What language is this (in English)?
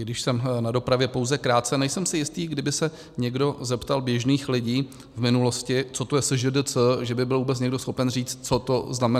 Czech